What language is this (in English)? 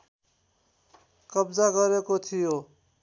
Nepali